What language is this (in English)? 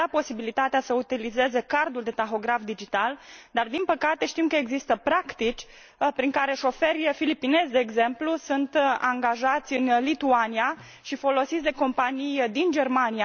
Romanian